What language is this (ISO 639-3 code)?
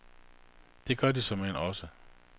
dan